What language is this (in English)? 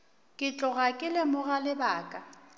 Northern Sotho